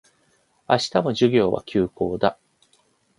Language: Japanese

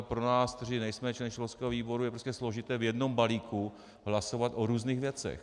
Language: Czech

